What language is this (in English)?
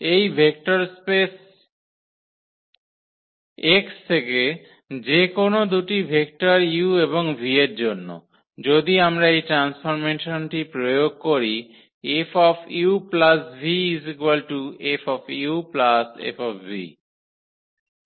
Bangla